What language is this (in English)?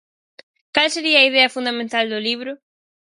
Galician